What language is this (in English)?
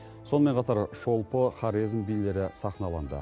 Kazakh